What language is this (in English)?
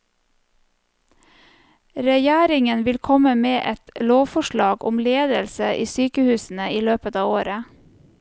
Norwegian